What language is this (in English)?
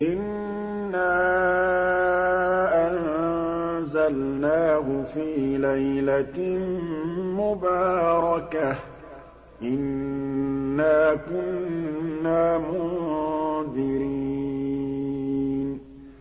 Arabic